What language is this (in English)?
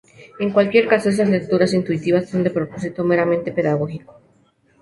Spanish